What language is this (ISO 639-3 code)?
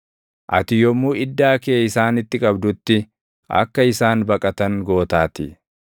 orm